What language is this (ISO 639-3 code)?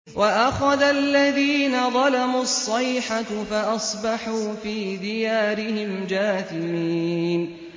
ara